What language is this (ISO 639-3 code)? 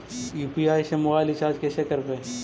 mag